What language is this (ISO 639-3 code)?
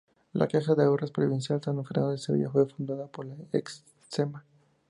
spa